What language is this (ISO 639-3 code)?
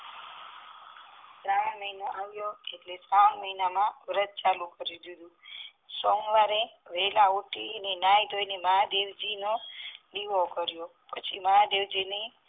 guj